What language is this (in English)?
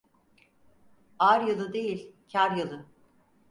Turkish